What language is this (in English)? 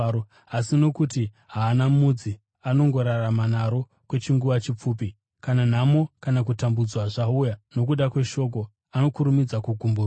Shona